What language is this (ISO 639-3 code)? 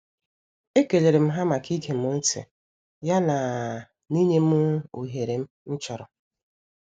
ibo